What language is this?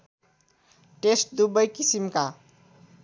Nepali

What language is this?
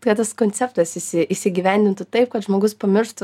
Lithuanian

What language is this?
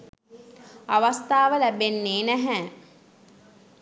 Sinhala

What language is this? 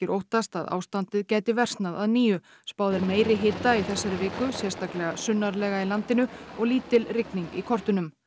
Icelandic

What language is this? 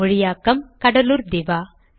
Tamil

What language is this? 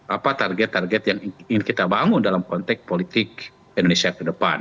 Indonesian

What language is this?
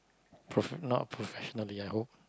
English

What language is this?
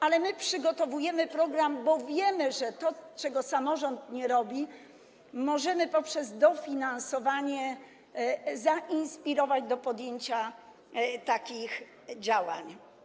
Polish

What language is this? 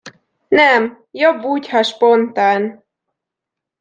Hungarian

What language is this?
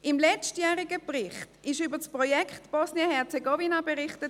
Swiss German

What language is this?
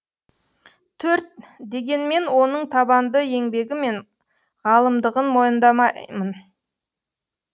Kazakh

